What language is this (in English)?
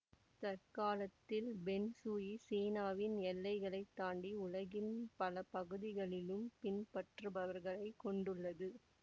Tamil